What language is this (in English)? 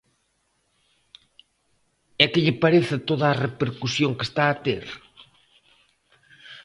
Galician